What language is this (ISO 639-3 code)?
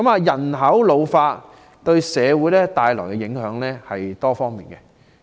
yue